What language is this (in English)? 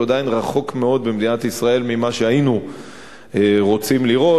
Hebrew